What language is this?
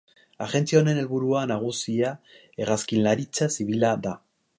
Basque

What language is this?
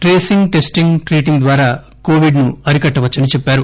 Telugu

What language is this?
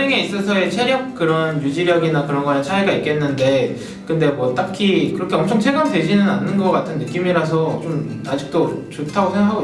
Korean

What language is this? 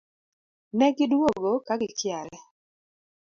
Luo (Kenya and Tanzania)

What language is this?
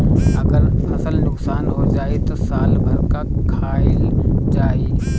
Bhojpuri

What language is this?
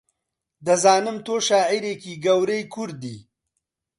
Central Kurdish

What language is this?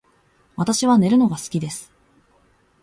Japanese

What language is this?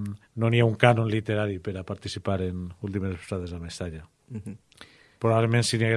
Spanish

